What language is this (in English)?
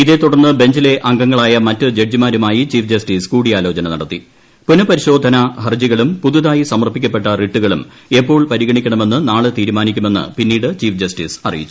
Malayalam